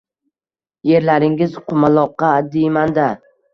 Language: Uzbek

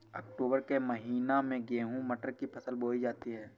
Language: Hindi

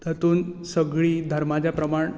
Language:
Konkani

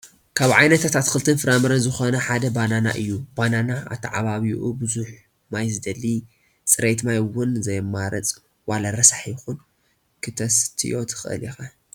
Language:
Tigrinya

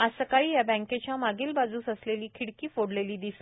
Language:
Marathi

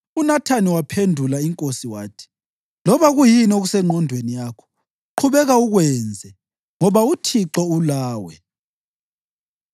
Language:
North Ndebele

